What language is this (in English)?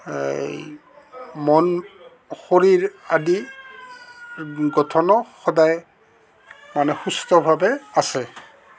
Assamese